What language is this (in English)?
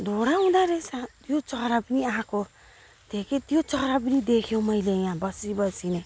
Nepali